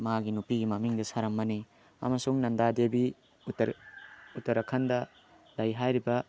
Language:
Manipuri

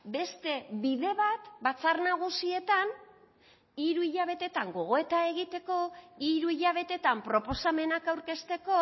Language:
Basque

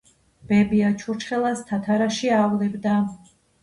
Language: Georgian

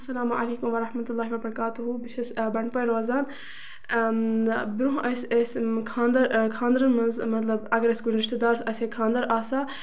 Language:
Kashmiri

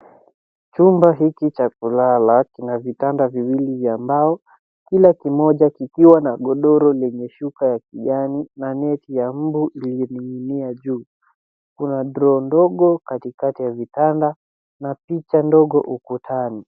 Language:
Swahili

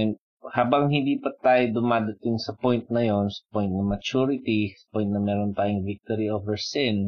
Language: Filipino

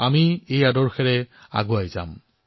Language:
Assamese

